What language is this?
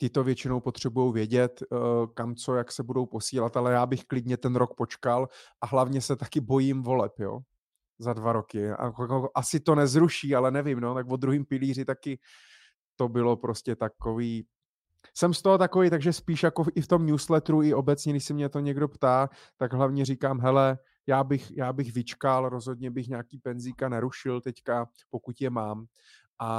Czech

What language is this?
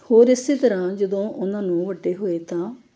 Punjabi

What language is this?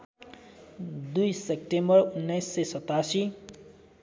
Nepali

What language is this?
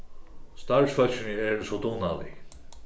Faroese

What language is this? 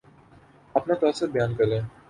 Urdu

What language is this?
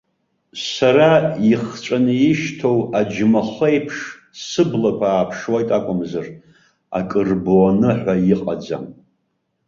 Abkhazian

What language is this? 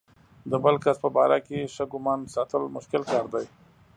Pashto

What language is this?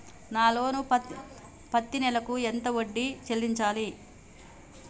Telugu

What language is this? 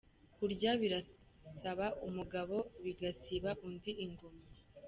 Kinyarwanda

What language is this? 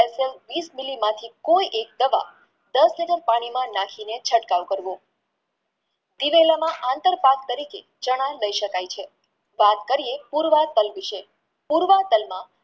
Gujarati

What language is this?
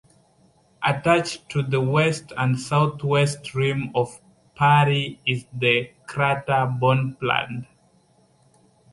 English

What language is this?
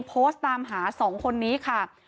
Thai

